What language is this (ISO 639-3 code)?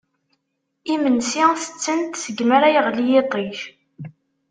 kab